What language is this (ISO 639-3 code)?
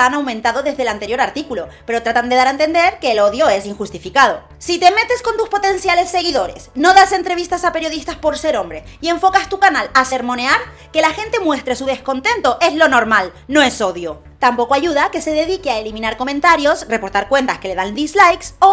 spa